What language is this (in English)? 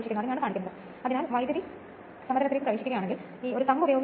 Malayalam